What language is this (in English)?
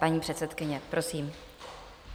Czech